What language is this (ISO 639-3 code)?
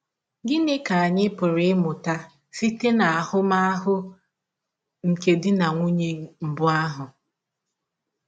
ibo